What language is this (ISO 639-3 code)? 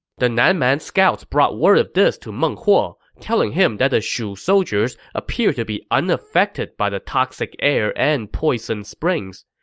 eng